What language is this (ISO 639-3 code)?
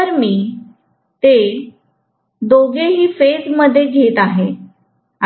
mar